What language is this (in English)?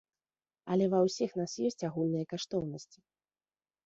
Belarusian